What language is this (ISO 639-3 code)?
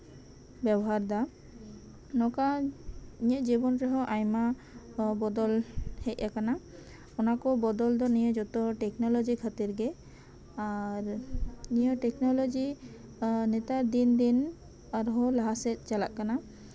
sat